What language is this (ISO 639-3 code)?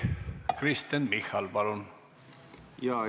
est